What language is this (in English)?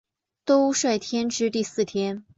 Chinese